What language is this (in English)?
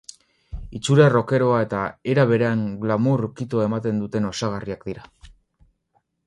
Basque